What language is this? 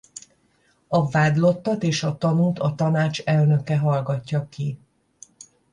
Hungarian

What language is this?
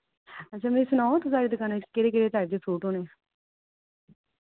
Dogri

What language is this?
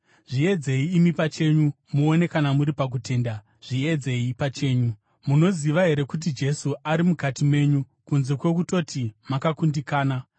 Shona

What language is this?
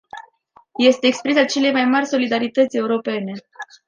Romanian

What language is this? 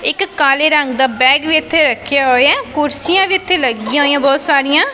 Punjabi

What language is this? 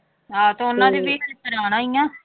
Punjabi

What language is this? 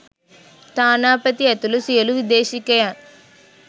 Sinhala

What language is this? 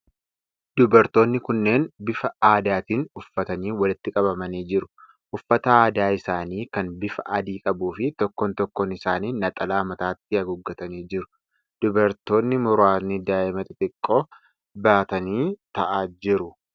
Oromo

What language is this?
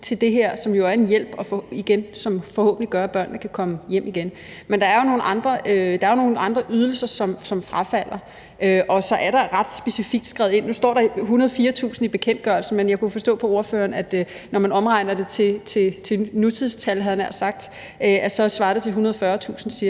Danish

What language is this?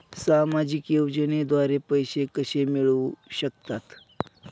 Marathi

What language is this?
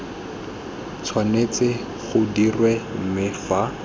Tswana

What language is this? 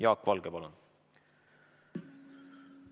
Estonian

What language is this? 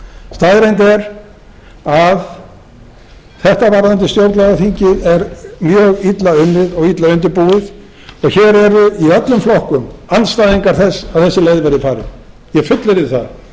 Icelandic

